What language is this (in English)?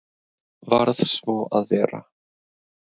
Icelandic